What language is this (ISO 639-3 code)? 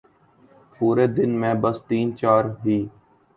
urd